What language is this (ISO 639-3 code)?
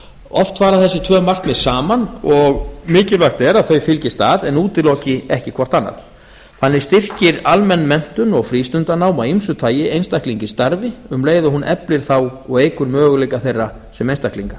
isl